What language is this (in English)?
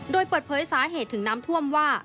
Thai